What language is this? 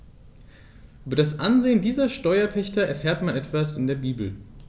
German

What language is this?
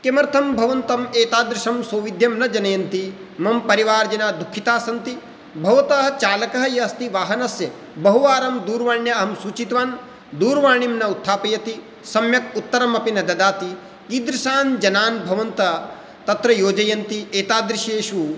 Sanskrit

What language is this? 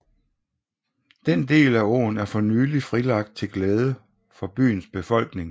Danish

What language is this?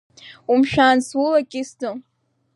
Abkhazian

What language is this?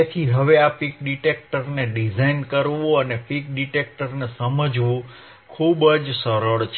Gujarati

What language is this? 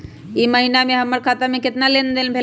Magahi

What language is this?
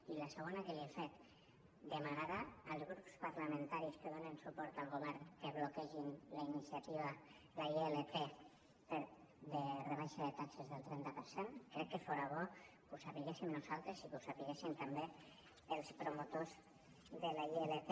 Catalan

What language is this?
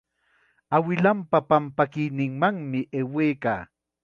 Chiquián Ancash Quechua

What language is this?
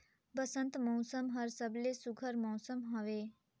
Chhattisgarhi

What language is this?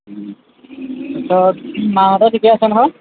Assamese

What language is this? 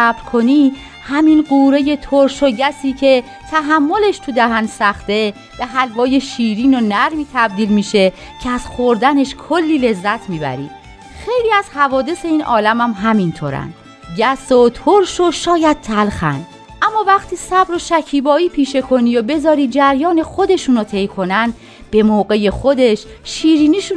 Persian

